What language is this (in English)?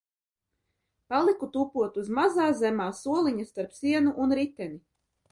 Latvian